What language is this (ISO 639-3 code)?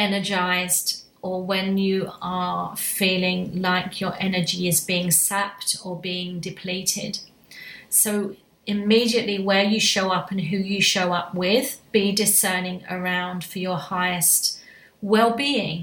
eng